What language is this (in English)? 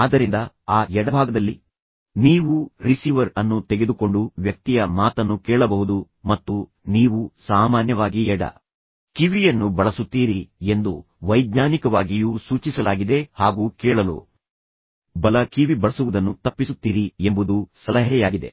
Kannada